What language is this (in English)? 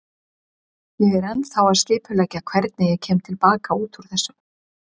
Icelandic